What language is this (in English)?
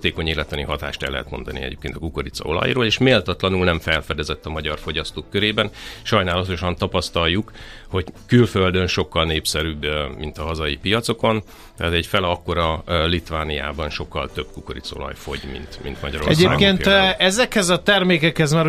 Hungarian